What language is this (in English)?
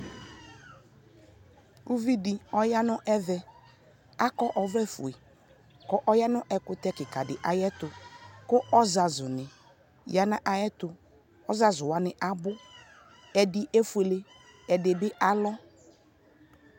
Ikposo